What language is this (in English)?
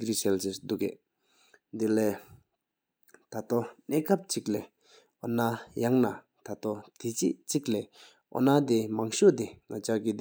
Sikkimese